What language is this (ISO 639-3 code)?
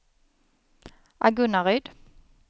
swe